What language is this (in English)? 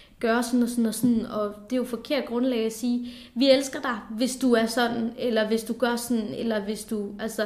Danish